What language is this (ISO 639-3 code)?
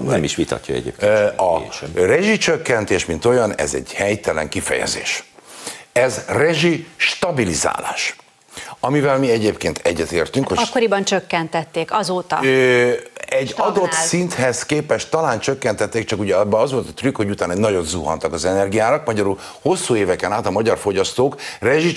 hun